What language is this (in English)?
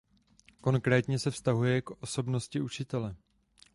Czech